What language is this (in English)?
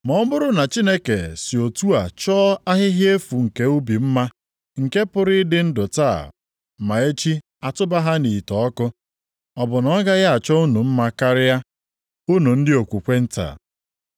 Igbo